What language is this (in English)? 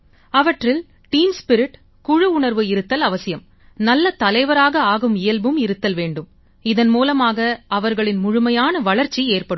Tamil